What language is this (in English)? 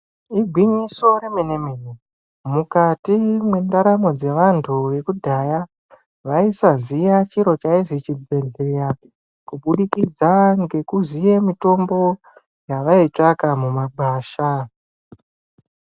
Ndau